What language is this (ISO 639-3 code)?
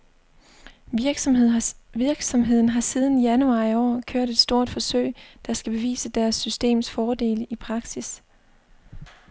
dan